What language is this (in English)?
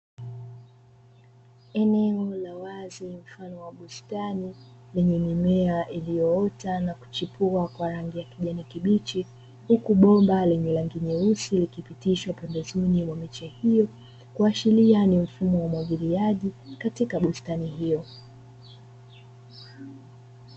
Swahili